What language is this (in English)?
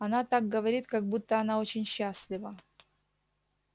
Russian